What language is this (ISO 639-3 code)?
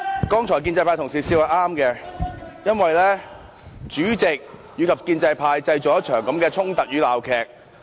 yue